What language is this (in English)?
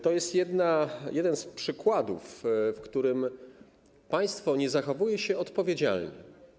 Polish